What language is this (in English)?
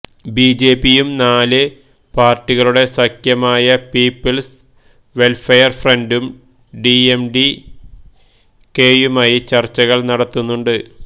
Malayalam